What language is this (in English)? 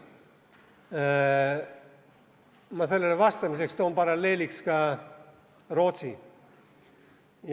Estonian